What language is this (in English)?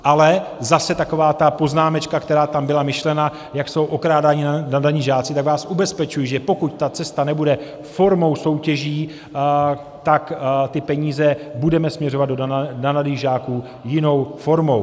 Czech